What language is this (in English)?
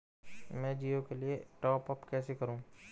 Hindi